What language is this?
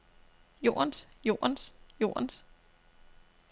Danish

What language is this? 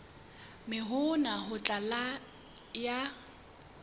Southern Sotho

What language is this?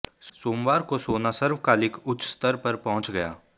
Hindi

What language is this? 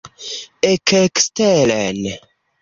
Esperanto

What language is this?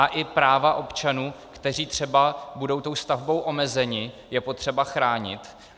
Czech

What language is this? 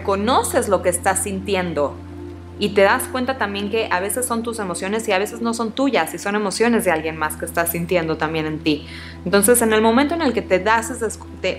Spanish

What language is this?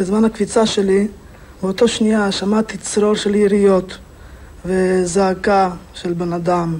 Hebrew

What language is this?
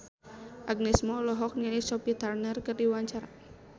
Sundanese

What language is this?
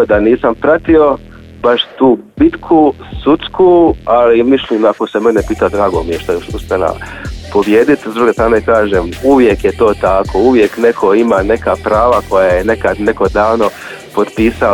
Croatian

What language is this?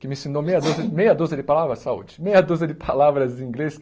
Portuguese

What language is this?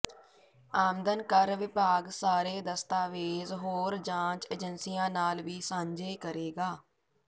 Punjabi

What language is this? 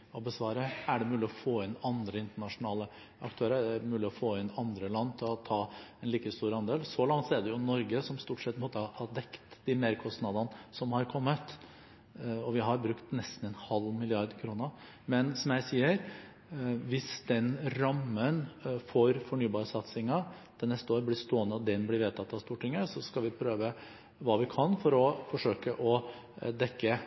Norwegian Bokmål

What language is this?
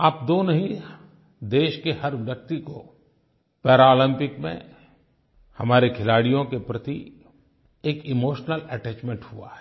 Hindi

